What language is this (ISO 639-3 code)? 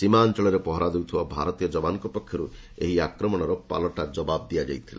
ori